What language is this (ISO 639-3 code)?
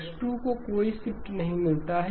hin